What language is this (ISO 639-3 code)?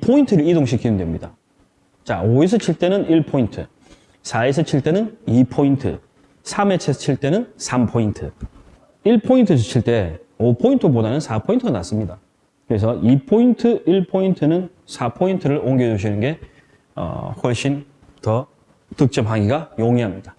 kor